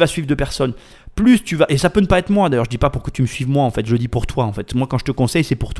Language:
French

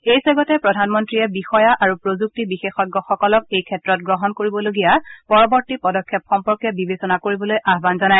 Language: Assamese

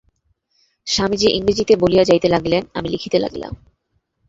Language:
Bangla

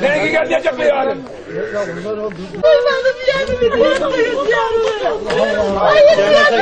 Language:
Turkish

